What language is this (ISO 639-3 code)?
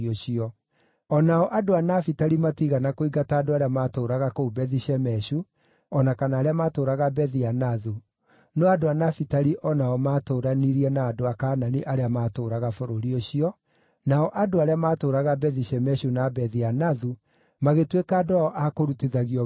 kik